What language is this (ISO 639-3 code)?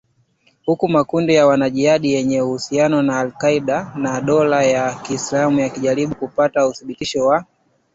swa